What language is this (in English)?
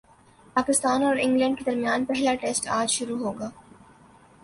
Urdu